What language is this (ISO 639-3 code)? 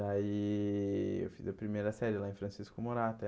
por